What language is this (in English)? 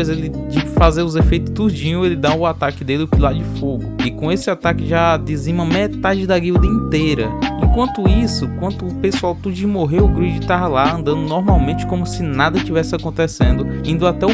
Portuguese